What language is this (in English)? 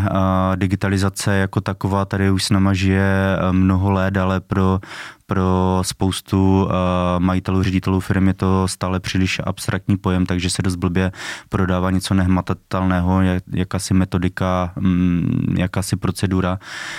Czech